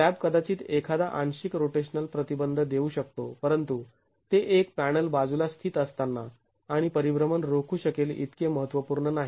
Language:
Marathi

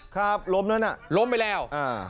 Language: Thai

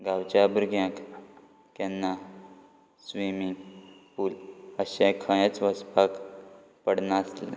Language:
Konkani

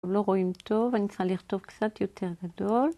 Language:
Hebrew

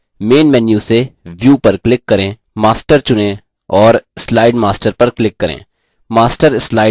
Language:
Hindi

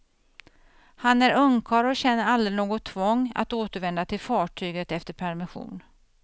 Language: Swedish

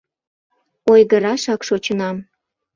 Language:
Mari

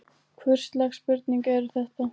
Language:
Icelandic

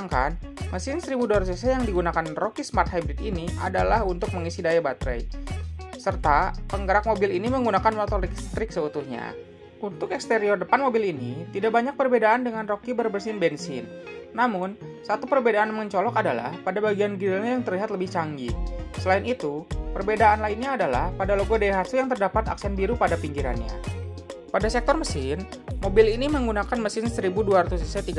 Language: Indonesian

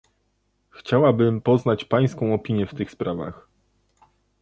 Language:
Polish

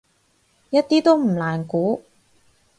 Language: Cantonese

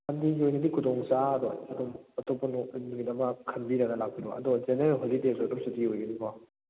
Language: Manipuri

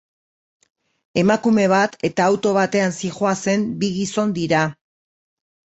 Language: Basque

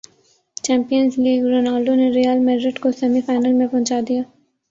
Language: Urdu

